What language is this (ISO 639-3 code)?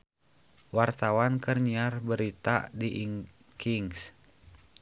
sun